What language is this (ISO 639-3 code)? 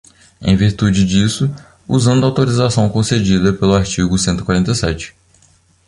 por